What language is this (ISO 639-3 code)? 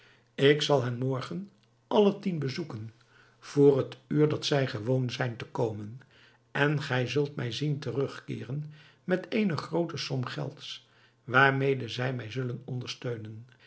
nld